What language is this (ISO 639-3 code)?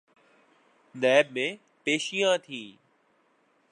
urd